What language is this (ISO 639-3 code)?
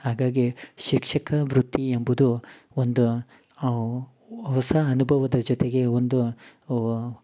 kan